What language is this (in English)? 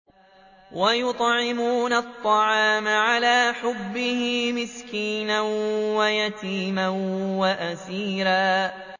Arabic